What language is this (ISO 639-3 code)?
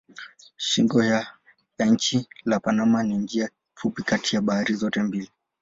swa